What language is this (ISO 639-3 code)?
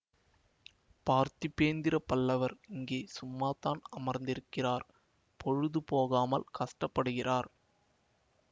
tam